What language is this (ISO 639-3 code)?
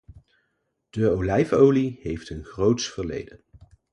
nld